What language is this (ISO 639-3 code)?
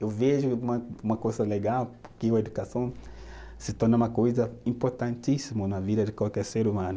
por